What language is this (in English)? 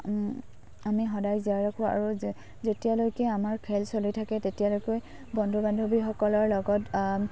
Assamese